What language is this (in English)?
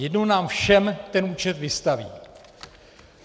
Czech